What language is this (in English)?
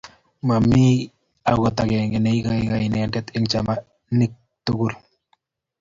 Kalenjin